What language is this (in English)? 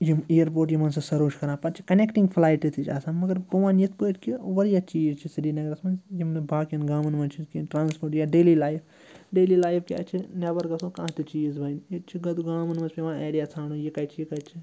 Kashmiri